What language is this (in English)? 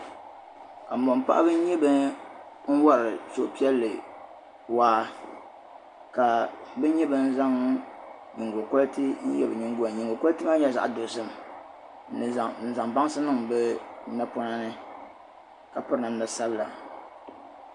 Dagbani